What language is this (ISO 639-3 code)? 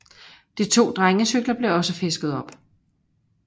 dan